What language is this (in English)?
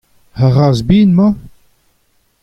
Breton